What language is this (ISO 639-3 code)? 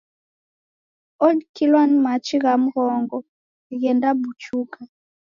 dav